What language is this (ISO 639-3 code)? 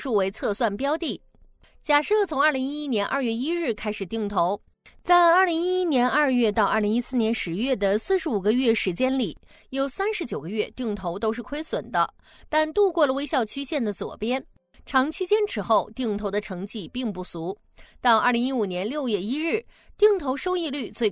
zho